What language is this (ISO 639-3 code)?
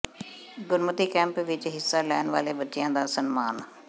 pan